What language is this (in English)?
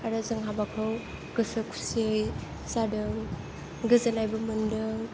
Bodo